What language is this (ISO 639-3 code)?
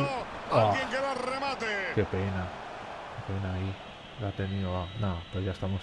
spa